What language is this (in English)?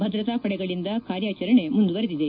Kannada